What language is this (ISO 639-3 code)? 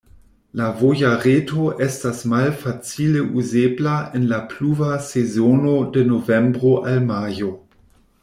epo